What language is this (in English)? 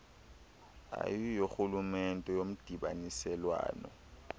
Xhosa